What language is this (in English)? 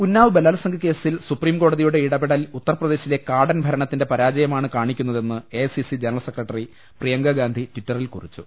Malayalam